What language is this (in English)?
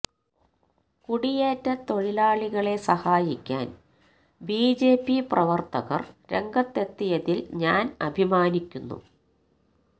Malayalam